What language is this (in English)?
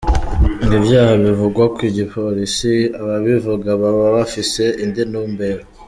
Kinyarwanda